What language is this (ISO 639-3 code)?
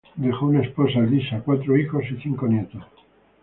spa